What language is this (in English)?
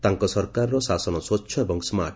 Odia